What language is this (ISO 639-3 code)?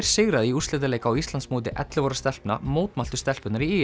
isl